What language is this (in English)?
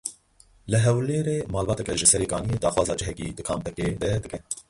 Kurdish